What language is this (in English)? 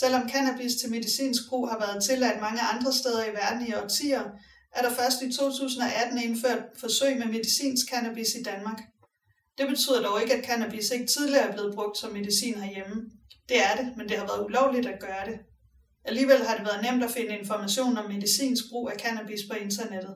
Danish